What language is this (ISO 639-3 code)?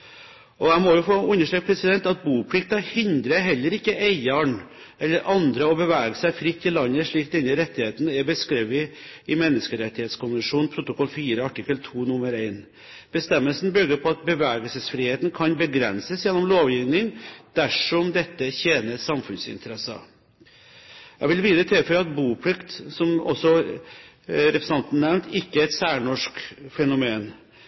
nob